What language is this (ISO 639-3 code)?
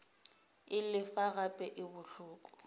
nso